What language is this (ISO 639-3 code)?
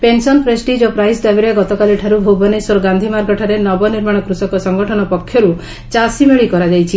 ori